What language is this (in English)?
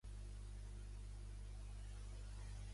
Catalan